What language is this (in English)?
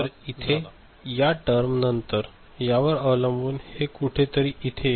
Marathi